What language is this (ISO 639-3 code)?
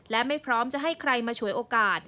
tha